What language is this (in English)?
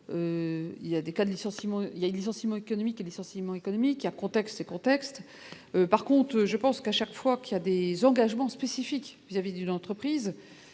French